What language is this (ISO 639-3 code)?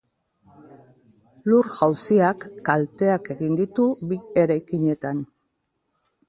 eus